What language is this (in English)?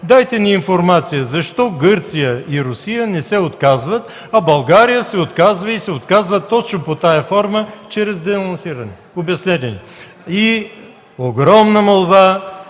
Bulgarian